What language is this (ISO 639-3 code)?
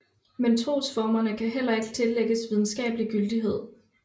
dan